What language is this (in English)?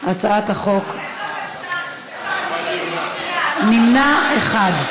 Hebrew